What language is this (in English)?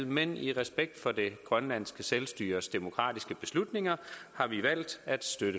Danish